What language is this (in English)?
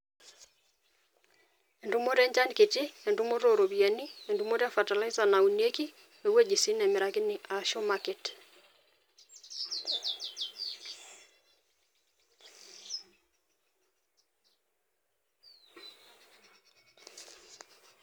Masai